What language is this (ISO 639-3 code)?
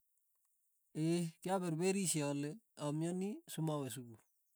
tuy